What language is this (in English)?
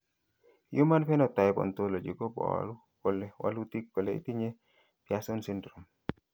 Kalenjin